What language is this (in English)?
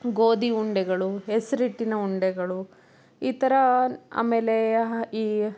Kannada